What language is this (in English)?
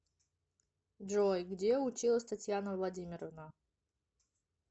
Russian